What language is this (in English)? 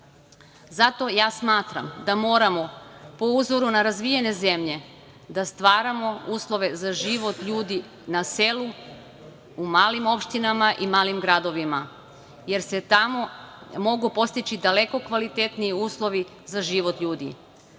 Serbian